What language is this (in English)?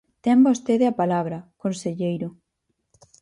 Galician